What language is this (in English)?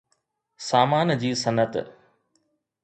Sindhi